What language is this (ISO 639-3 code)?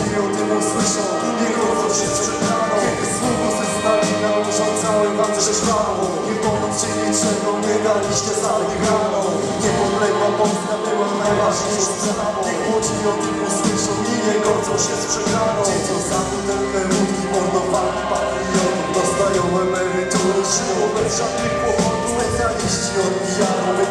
pol